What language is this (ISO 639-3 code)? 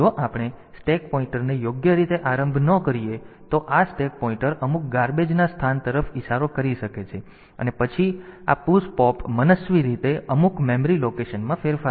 guj